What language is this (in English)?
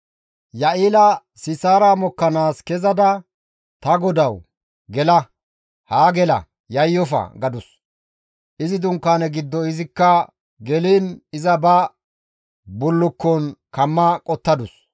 Gamo